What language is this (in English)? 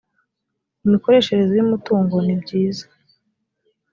Kinyarwanda